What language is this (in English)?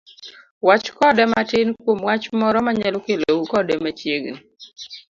Luo (Kenya and Tanzania)